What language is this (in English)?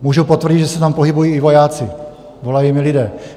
Czech